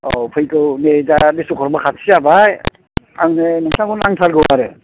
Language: Bodo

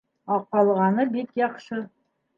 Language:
Bashkir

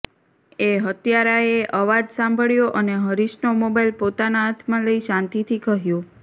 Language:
Gujarati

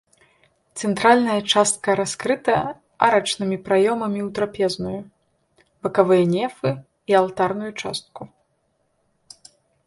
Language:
Belarusian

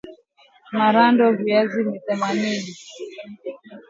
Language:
Swahili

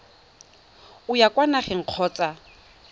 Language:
Tswana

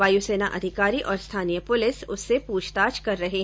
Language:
Hindi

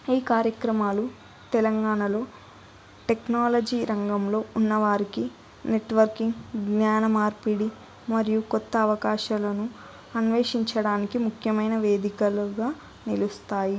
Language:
Telugu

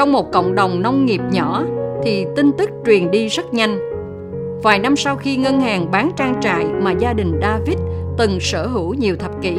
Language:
Vietnamese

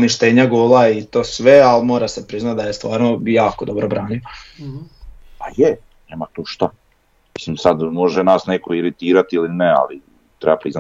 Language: Croatian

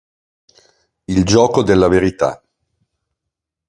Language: Italian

